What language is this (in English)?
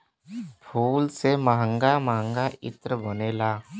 Bhojpuri